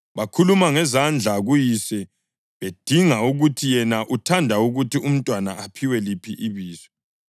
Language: North Ndebele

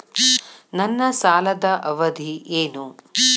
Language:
Kannada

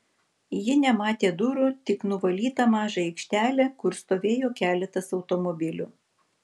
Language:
Lithuanian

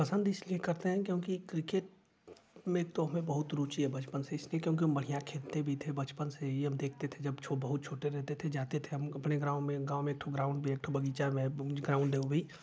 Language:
Hindi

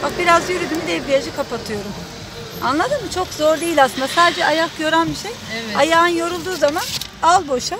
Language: Turkish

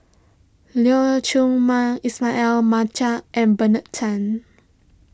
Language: English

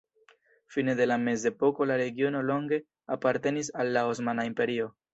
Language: Esperanto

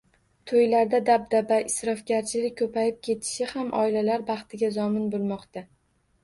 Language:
Uzbek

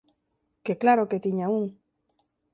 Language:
Galician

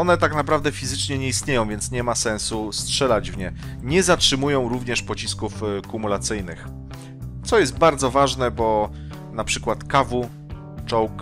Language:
Polish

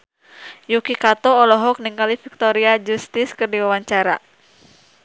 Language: Sundanese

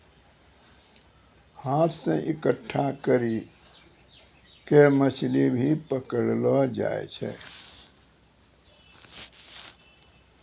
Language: Maithili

